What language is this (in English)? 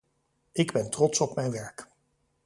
Dutch